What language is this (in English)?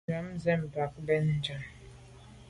Medumba